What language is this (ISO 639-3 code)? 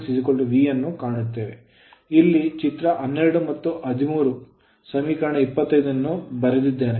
kan